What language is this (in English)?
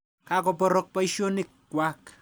Kalenjin